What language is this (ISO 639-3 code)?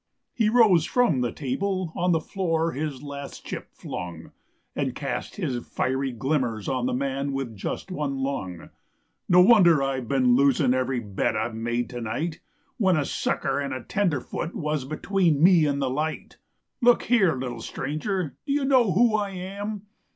eng